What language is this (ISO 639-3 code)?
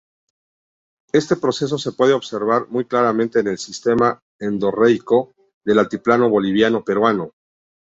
spa